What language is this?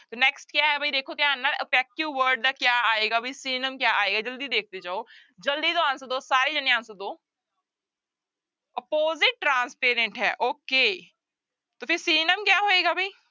Punjabi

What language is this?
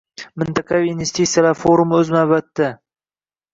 Uzbek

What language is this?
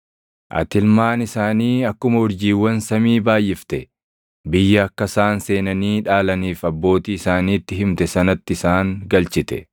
Oromo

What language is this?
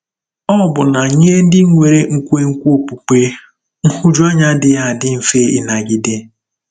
Igbo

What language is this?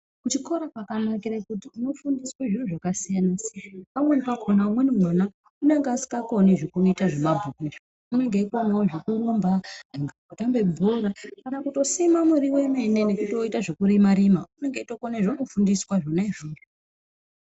Ndau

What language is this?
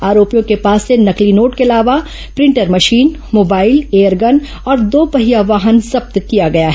Hindi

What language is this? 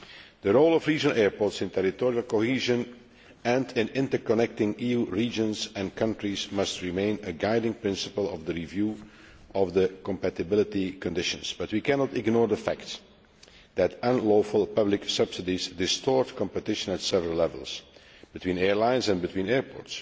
English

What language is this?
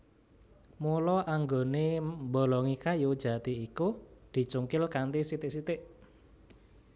Javanese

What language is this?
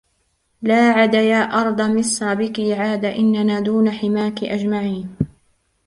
Arabic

